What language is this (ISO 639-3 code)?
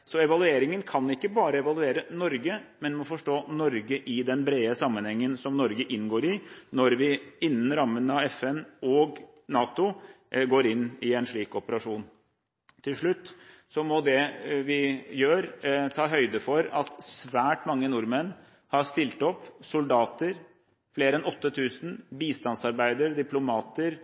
nob